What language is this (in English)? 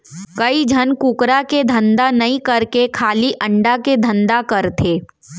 Chhattisgarhi